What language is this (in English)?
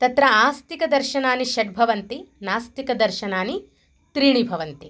Sanskrit